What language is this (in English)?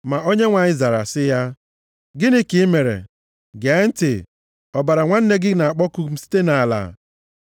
Igbo